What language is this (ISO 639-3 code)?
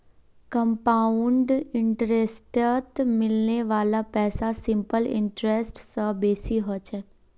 mag